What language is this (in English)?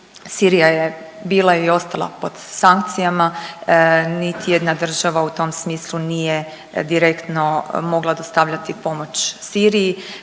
Croatian